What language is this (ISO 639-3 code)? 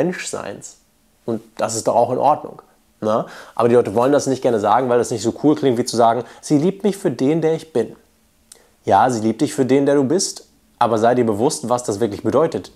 deu